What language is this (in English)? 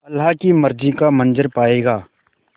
Hindi